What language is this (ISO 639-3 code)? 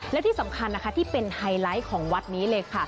tha